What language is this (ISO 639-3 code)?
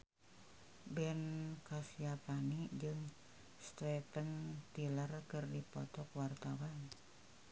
sun